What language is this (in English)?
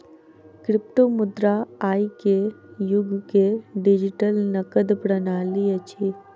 Maithili